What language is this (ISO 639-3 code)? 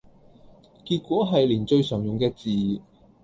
yue